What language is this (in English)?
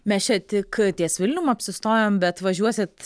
Lithuanian